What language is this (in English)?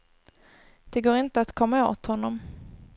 Swedish